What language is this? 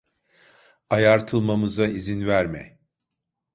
Turkish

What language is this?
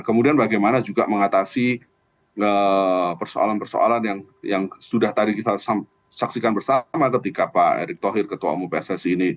Indonesian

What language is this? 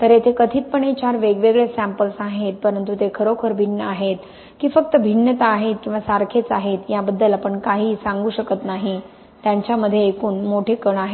Marathi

